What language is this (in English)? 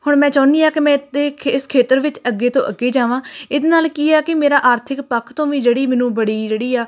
Punjabi